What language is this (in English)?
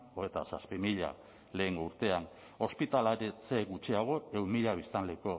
Basque